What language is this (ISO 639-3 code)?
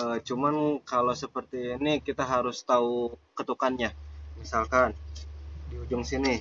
ind